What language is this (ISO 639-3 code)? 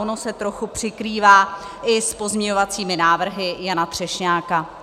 ces